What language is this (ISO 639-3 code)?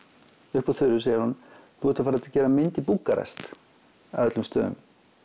isl